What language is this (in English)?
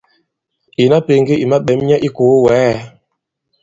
Bankon